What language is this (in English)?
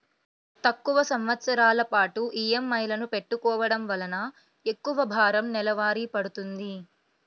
Telugu